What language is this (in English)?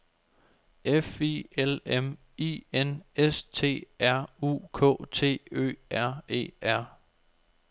Danish